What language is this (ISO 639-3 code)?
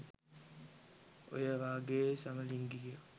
sin